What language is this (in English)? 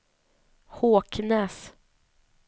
Swedish